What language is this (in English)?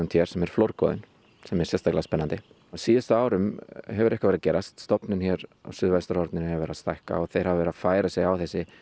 Icelandic